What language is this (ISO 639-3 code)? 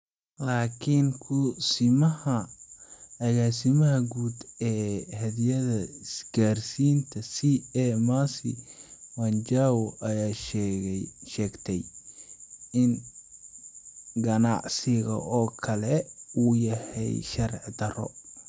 som